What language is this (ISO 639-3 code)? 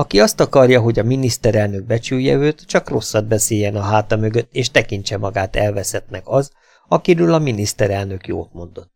hun